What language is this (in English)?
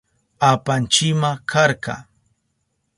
Southern Pastaza Quechua